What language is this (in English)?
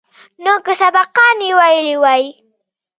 Pashto